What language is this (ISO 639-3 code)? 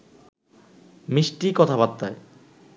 ben